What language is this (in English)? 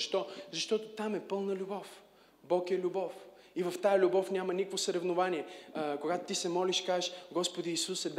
Bulgarian